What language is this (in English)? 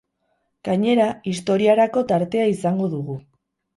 Basque